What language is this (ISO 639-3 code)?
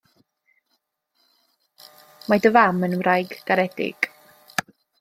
cym